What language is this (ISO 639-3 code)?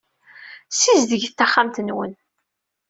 kab